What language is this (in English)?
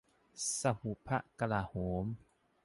Thai